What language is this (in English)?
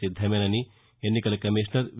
Telugu